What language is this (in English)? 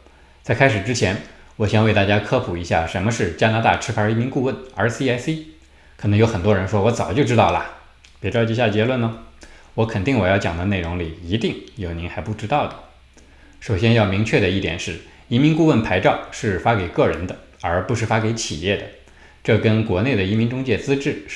Chinese